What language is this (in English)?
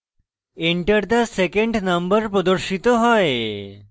Bangla